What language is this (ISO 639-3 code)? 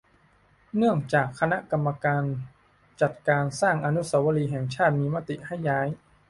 tha